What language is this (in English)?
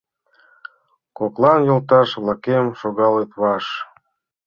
Mari